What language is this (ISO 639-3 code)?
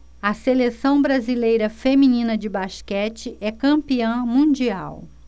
por